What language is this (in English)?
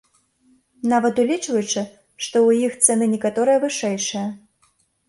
Belarusian